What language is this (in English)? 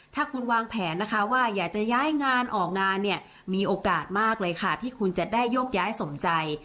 Thai